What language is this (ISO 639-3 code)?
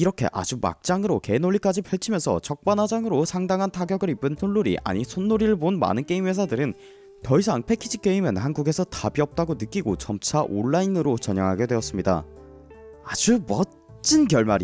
kor